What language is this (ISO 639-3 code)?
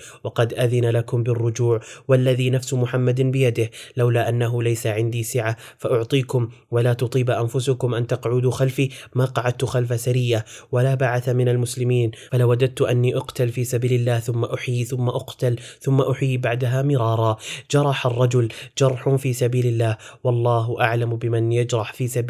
ara